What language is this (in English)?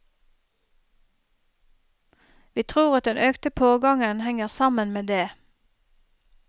Norwegian